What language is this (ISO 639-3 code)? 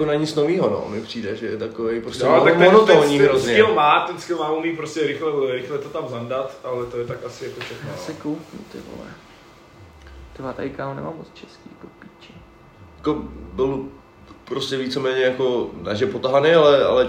ces